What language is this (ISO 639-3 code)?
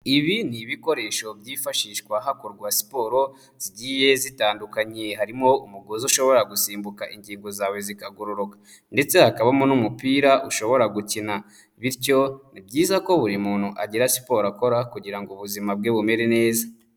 kin